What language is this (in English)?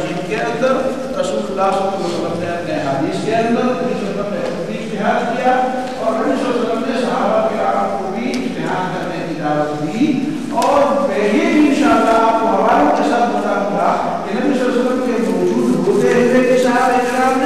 Arabic